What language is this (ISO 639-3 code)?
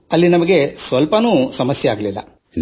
kan